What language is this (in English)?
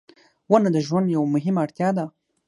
Pashto